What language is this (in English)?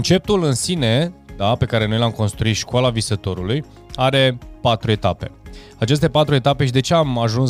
Romanian